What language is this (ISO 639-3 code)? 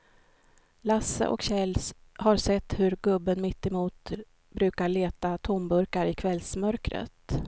swe